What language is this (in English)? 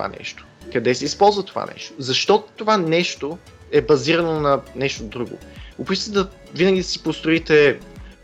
Bulgarian